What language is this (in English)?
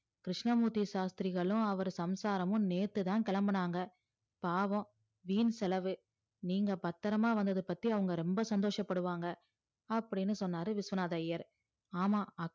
Tamil